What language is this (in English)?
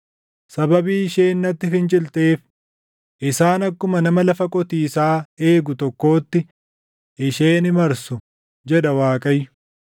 Oromo